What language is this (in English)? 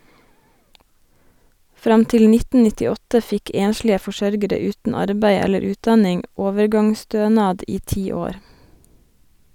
Norwegian